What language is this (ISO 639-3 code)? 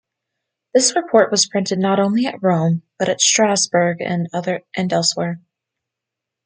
eng